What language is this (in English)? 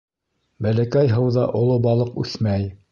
Bashkir